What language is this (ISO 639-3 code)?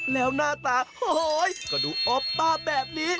tha